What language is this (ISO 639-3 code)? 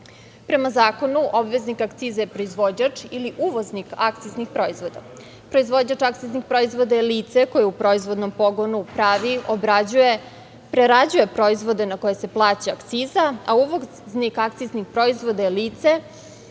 srp